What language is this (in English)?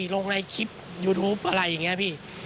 Thai